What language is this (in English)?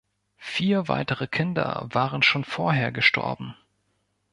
German